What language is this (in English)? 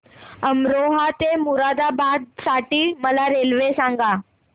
Marathi